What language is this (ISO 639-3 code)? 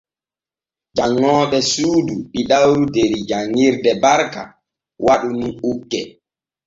fue